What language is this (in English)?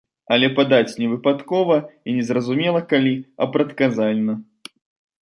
Belarusian